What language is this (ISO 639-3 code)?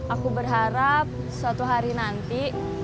ind